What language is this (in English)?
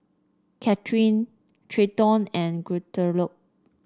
English